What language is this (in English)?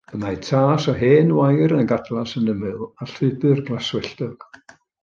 Welsh